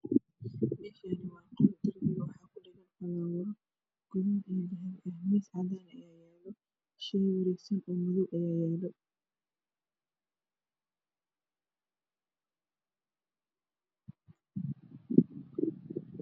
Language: Somali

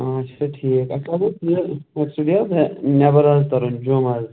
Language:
Kashmiri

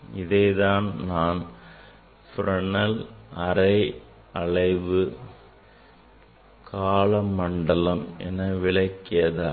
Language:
Tamil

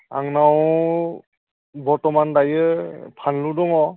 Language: Bodo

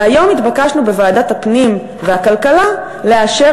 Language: Hebrew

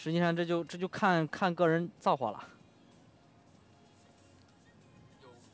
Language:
Chinese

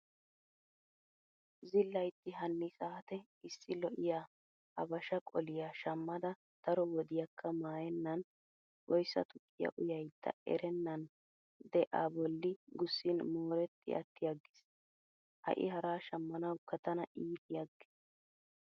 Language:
Wolaytta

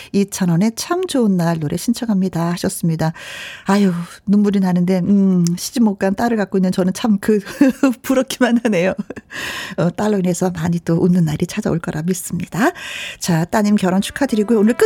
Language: Korean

